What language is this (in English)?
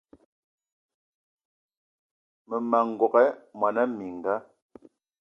Eton (Cameroon)